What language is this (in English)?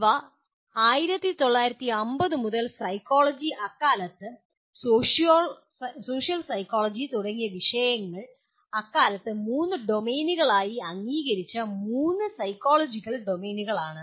Malayalam